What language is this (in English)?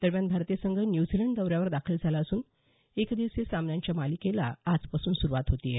Marathi